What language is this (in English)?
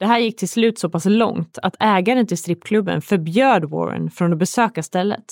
Swedish